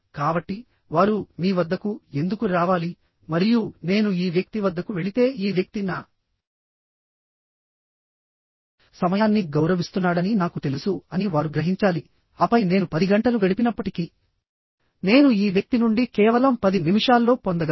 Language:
Telugu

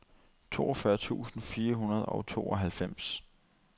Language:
Danish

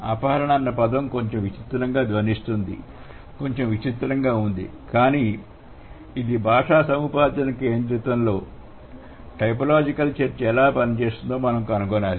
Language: Telugu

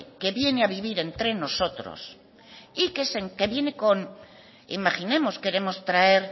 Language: Spanish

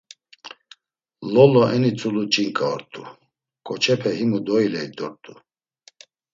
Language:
Laz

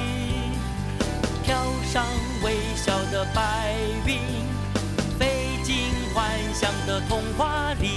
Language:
Chinese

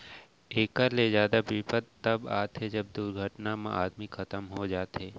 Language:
Chhattisgarhi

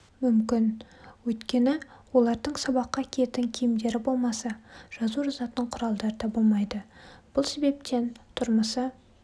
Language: Kazakh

